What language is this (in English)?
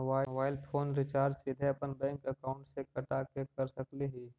Magahi